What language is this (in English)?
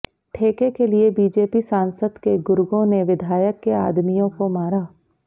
Hindi